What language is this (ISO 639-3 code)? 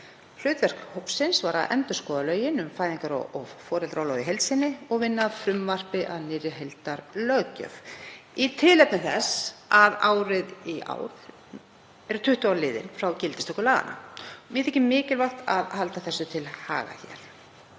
isl